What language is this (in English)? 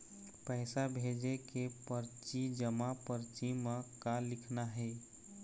Chhattisgarhi